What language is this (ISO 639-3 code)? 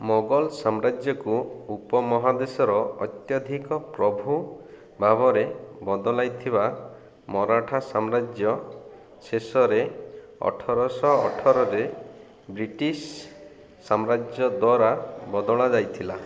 ori